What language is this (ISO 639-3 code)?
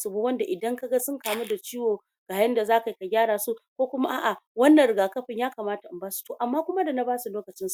hau